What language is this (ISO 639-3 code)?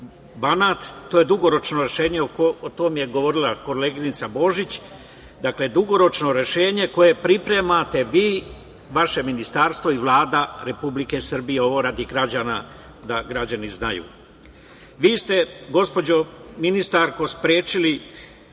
srp